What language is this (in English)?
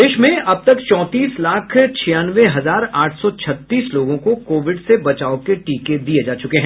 Hindi